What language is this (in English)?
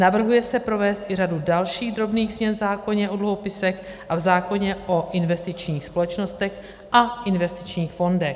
Czech